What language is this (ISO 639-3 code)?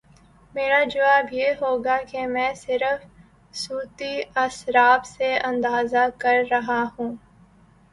urd